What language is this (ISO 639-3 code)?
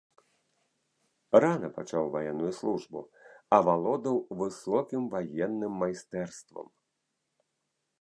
bel